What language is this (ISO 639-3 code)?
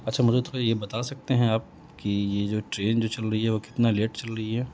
urd